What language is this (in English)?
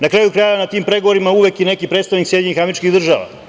Serbian